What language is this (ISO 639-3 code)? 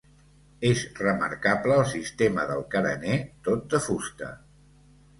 cat